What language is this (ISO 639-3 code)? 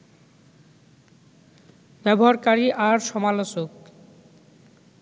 ben